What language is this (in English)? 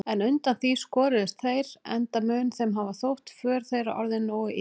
Icelandic